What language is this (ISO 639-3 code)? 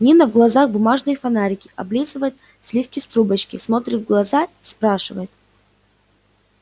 rus